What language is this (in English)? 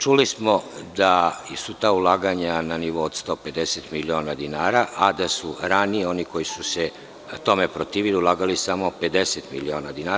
Serbian